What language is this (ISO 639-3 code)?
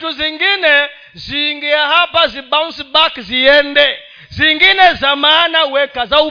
swa